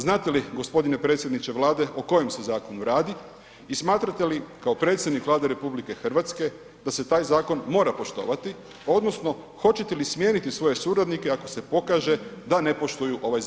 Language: Croatian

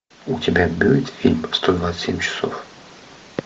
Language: Russian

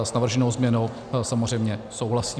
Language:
Czech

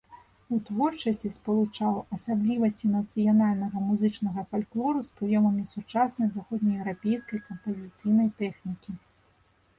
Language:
Belarusian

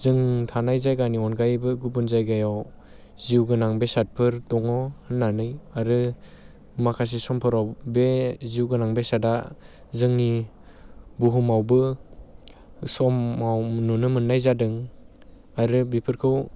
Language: Bodo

